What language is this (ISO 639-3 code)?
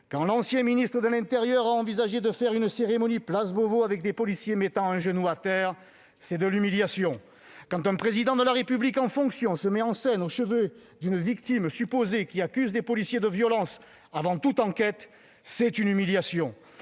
fra